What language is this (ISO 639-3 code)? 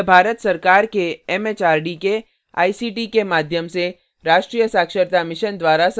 hin